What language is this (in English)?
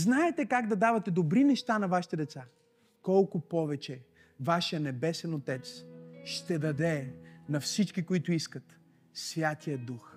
Bulgarian